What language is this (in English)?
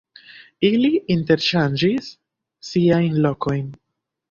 Esperanto